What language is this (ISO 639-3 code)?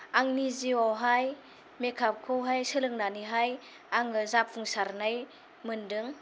brx